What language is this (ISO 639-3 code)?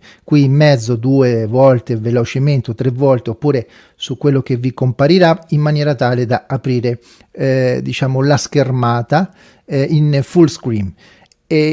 ita